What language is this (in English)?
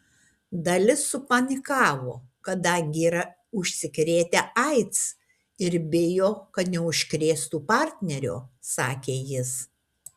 Lithuanian